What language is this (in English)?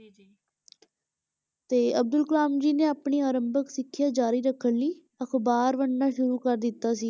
Punjabi